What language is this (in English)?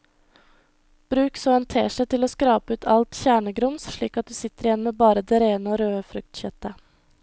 Norwegian